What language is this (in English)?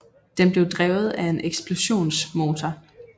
Danish